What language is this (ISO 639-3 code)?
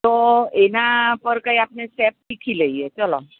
guj